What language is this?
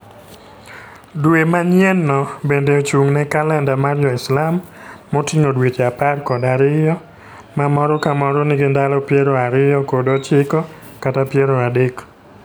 Luo (Kenya and Tanzania)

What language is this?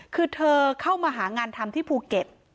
Thai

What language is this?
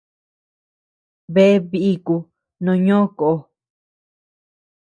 Tepeuxila Cuicatec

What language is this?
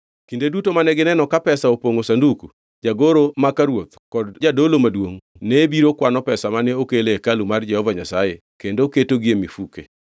Luo (Kenya and Tanzania)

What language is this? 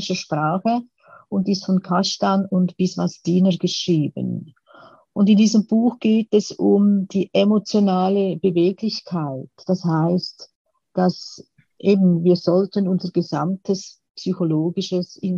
German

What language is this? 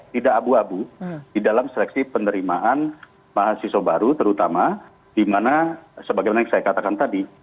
Indonesian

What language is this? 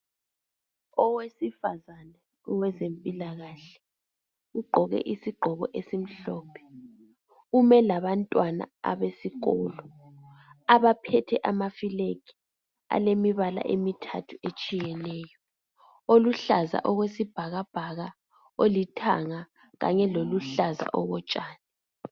North Ndebele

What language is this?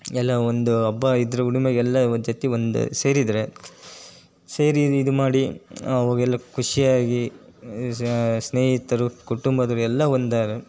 Kannada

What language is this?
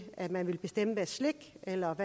Danish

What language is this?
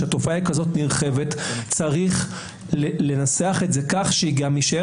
Hebrew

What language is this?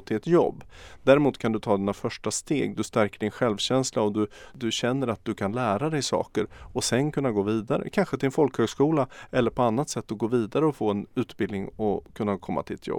Swedish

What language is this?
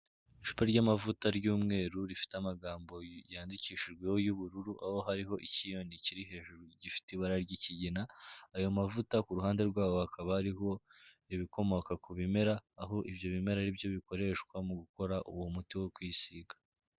Kinyarwanda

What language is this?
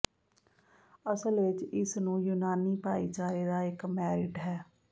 Punjabi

